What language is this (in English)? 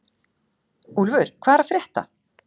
Icelandic